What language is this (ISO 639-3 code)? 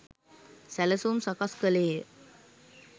sin